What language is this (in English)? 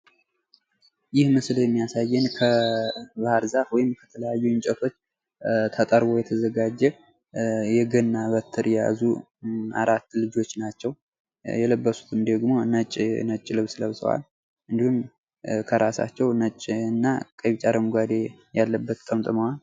Amharic